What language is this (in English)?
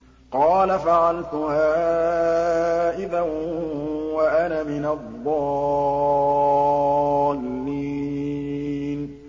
Arabic